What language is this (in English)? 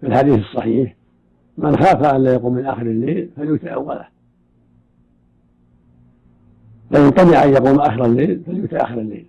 Arabic